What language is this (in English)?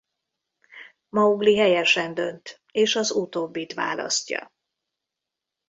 Hungarian